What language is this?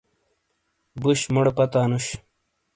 Shina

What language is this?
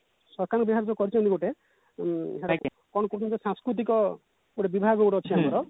Odia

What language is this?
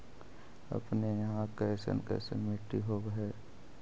Magahi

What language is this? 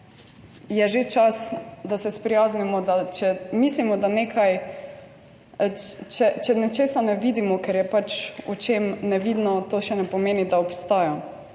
Slovenian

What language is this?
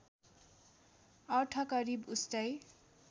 Nepali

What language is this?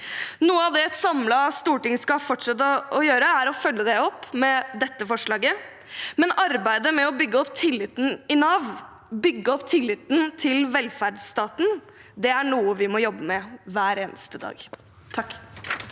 Norwegian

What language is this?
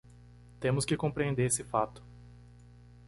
Portuguese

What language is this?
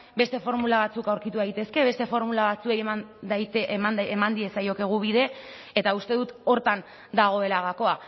Basque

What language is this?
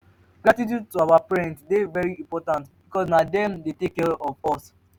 Nigerian Pidgin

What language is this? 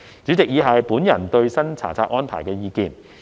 Cantonese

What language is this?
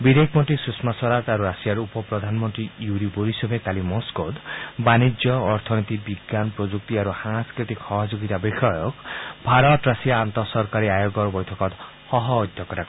Assamese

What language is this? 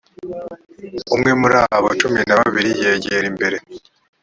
Kinyarwanda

